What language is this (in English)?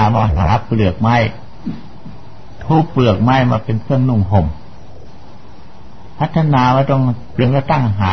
Thai